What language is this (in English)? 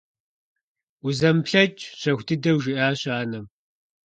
Kabardian